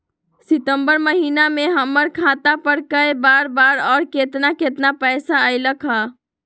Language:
Magahi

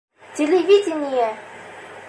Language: Bashkir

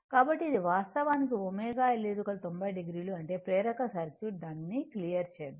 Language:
Telugu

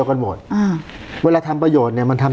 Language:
Thai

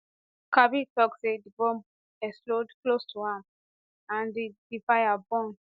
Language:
Nigerian Pidgin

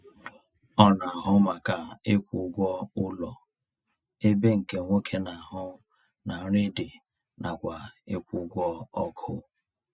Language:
Igbo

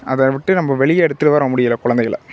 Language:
Tamil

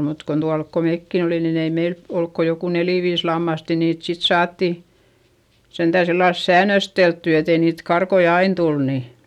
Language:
Finnish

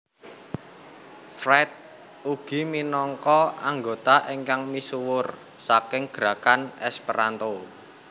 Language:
Javanese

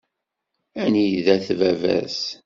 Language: Kabyle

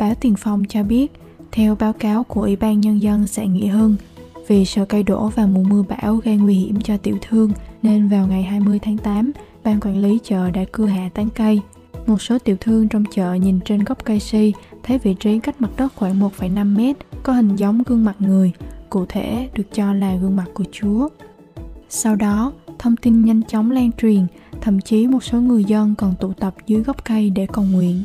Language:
Vietnamese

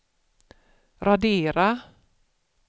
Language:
Swedish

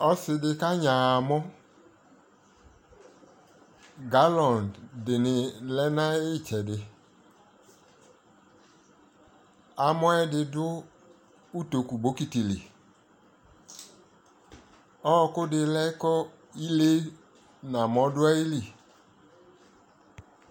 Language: Ikposo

